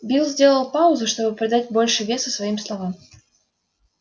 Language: Russian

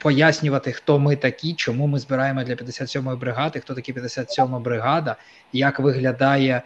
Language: Ukrainian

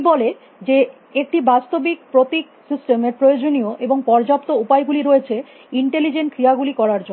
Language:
Bangla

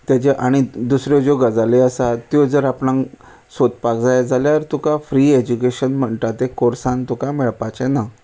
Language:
Konkani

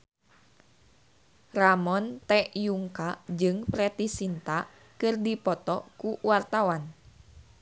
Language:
Sundanese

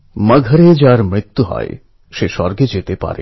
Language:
Bangla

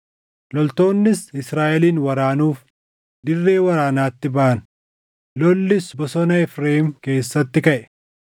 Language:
Oromo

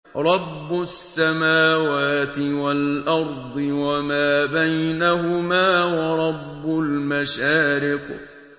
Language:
Arabic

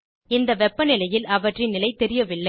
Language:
Tamil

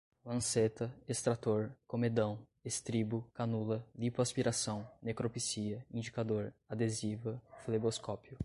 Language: Portuguese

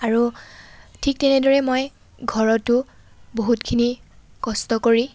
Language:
Assamese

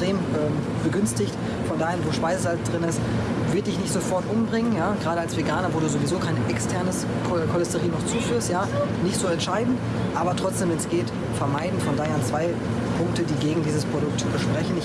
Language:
German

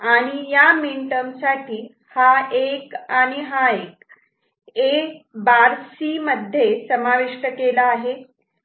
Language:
Marathi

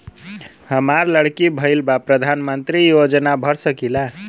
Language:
Bhojpuri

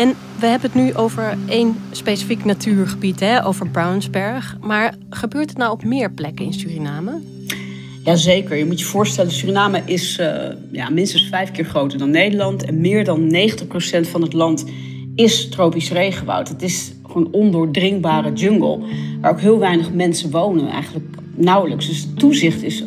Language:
Dutch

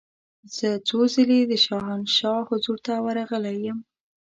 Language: Pashto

